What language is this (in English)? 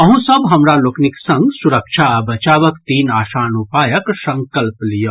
Maithili